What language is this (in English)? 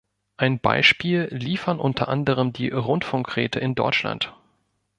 German